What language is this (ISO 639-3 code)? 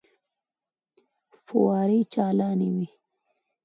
pus